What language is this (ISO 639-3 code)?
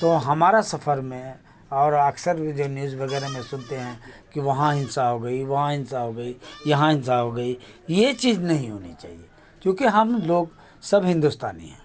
urd